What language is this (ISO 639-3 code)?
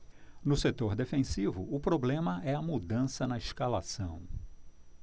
por